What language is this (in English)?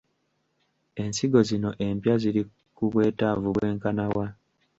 Ganda